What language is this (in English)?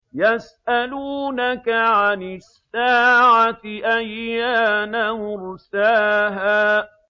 Arabic